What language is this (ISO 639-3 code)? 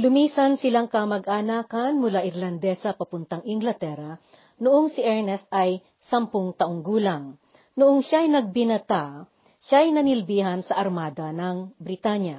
fil